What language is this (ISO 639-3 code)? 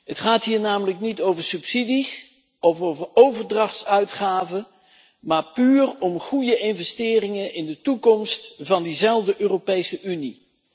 nld